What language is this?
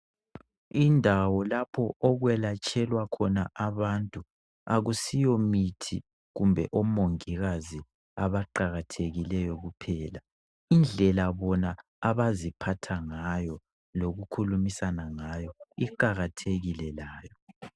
North Ndebele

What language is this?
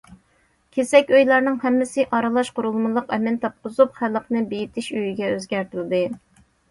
Uyghur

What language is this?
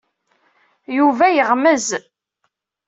Kabyle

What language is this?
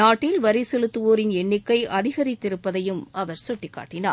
Tamil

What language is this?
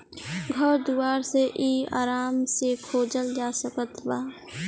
Bhojpuri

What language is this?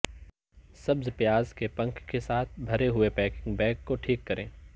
Urdu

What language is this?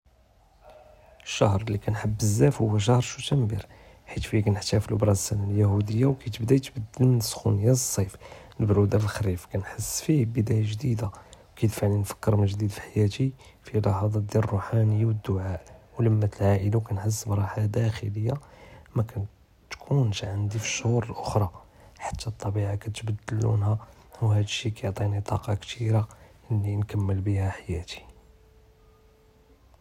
Judeo-Arabic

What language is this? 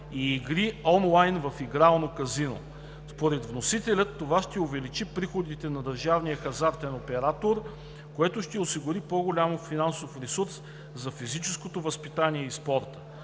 Bulgarian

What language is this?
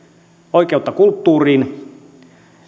Finnish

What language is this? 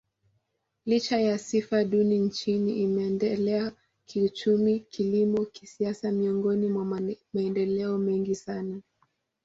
Swahili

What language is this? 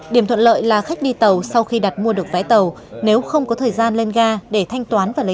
Vietnamese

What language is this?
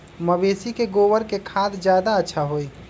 Magahi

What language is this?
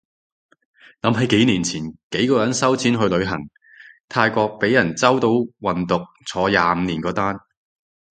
Cantonese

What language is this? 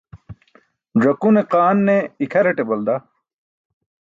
Burushaski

